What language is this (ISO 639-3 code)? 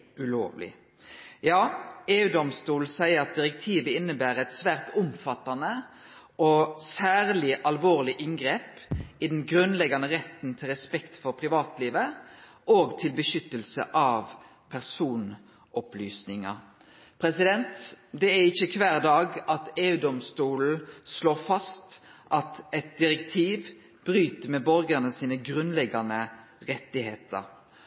nno